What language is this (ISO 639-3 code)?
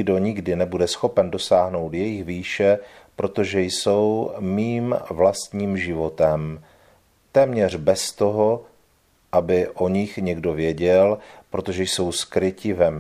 ces